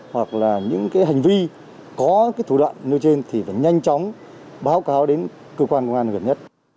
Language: Vietnamese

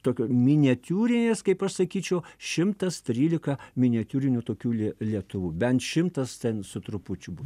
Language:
Lithuanian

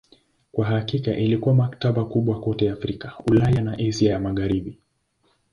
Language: Swahili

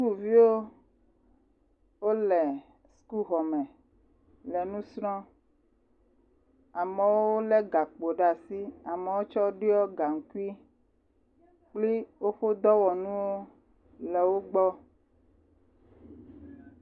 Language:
Ewe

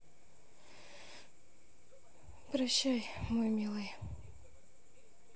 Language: Russian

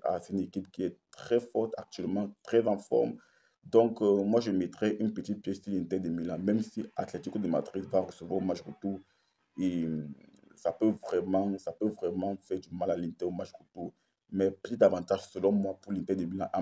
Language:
French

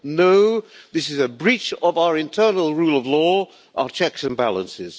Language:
English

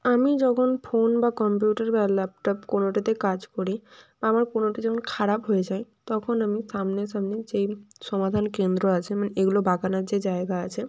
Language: Bangla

